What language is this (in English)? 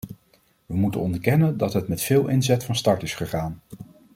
Dutch